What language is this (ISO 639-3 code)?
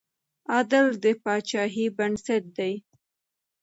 pus